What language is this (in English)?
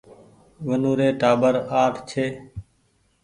Goaria